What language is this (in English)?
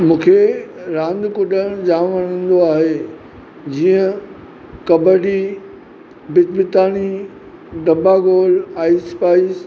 Sindhi